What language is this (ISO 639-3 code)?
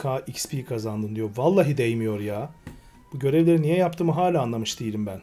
tur